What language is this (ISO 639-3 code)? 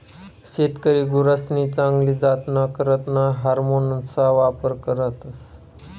mar